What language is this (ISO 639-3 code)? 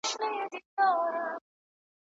pus